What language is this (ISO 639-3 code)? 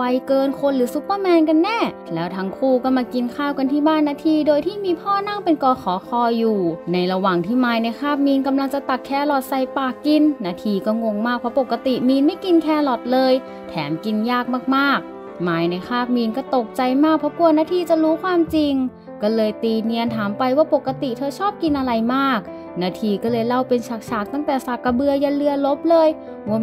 tha